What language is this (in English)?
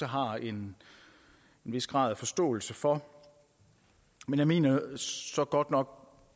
Danish